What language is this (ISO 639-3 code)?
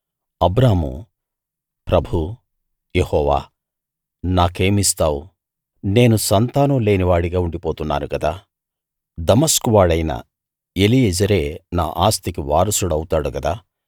tel